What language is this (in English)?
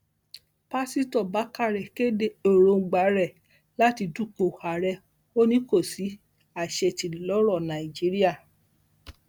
Yoruba